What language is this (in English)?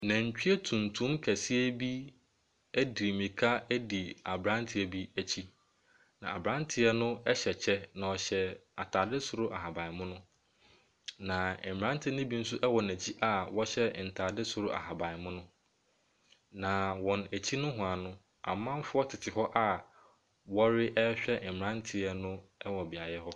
Akan